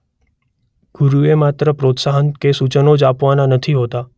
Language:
Gujarati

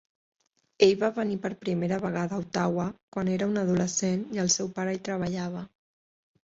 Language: Catalan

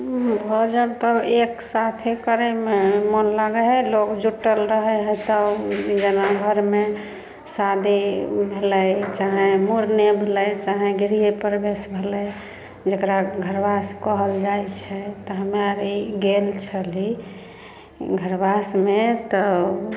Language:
Maithili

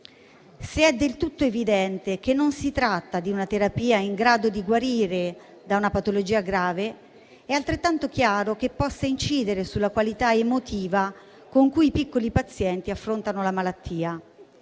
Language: Italian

